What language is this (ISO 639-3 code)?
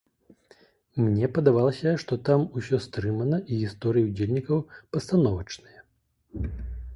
bel